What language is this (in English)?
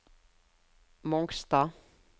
Norwegian